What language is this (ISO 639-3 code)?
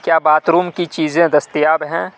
urd